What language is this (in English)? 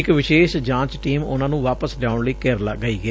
Punjabi